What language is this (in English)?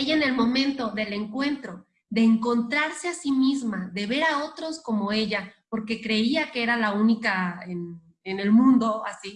Spanish